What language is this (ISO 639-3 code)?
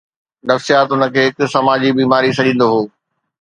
snd